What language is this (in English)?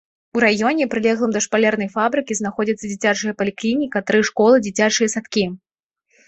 Belarusian